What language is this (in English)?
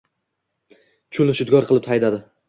Uzbek